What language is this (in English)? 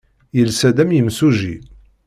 Kabyle